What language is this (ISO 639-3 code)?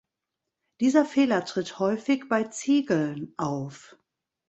deu